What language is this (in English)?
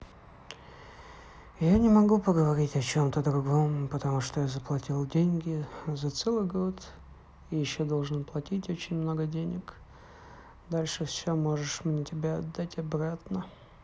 Russian